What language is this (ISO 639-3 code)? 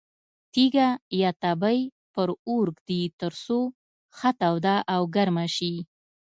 pus